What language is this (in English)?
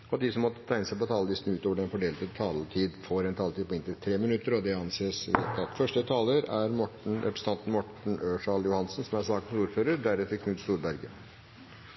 Norwegian Bokmål